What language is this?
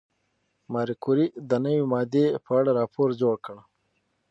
Pashto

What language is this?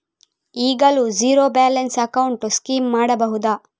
Kannada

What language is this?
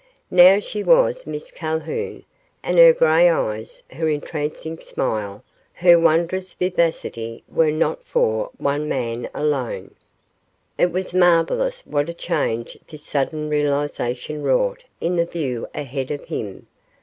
English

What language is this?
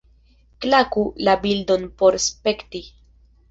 Esperanto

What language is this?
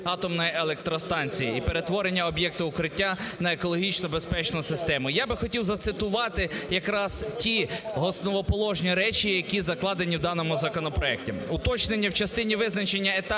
Ukrainian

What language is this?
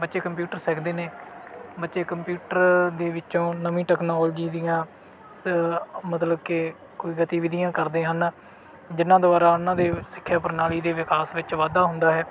Punjabi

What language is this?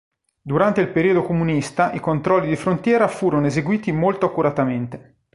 Italian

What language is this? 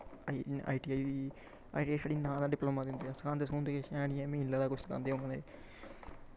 Dogri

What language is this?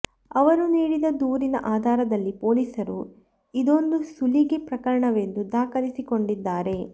Kannada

